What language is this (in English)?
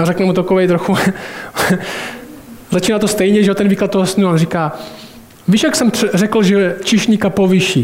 Czech